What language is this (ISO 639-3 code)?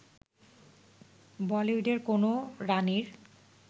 ben